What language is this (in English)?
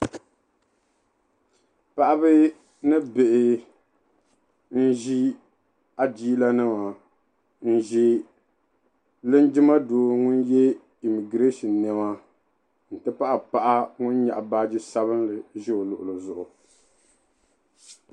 Dagbani